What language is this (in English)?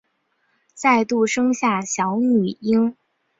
Chinese